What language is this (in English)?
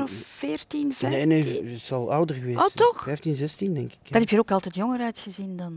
Dutch